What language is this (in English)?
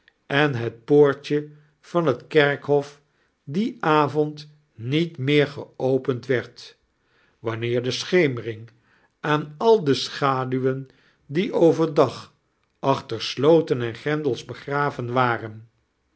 Dutch